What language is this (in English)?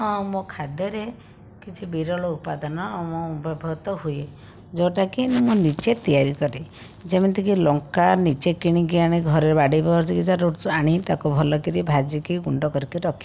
Odia